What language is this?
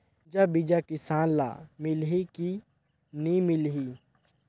Chhattisgarhi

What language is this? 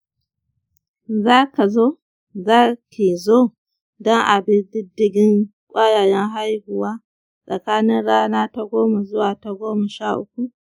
Hausa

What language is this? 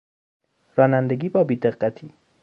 Persian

